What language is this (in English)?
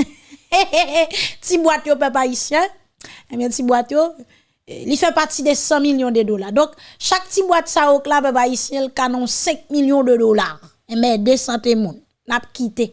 French